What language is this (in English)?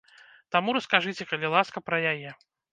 Belarusian